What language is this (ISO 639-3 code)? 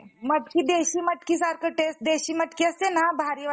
mar